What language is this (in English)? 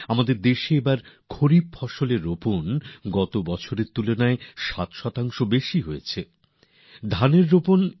Bangla